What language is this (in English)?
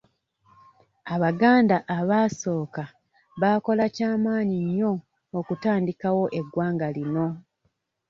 Ganda